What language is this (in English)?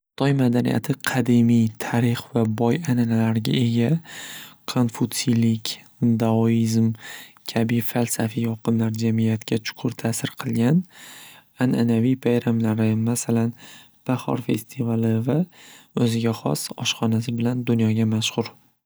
Uzbek